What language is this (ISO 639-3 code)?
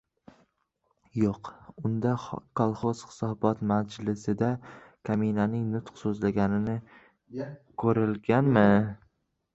uzb